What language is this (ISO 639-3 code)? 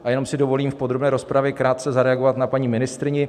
ces